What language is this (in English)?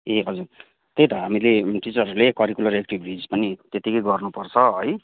Nepali